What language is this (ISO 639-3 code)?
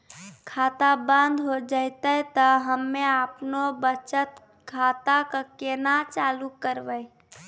mai